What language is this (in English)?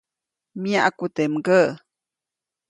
Copainalá Zoque